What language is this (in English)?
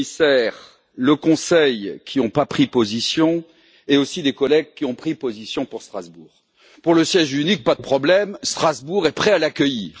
French